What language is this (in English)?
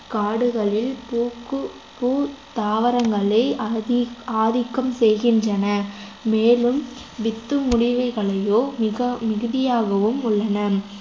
Tamil